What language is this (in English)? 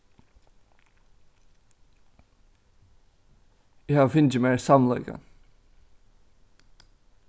Faroese